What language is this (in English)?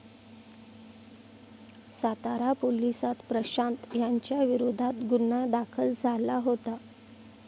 Marathi